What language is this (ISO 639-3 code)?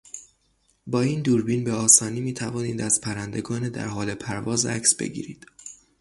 fas